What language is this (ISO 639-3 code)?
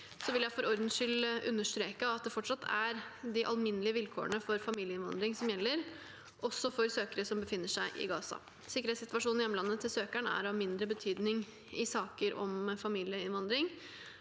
nor